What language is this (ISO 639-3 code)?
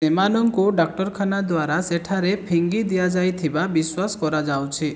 ori